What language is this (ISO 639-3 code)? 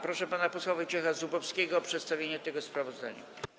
pol